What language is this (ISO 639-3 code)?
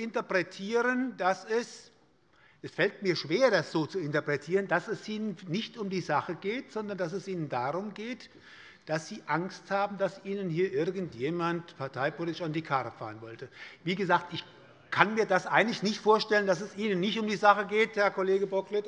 deu